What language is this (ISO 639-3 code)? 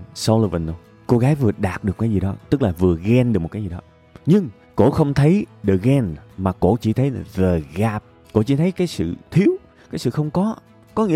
vie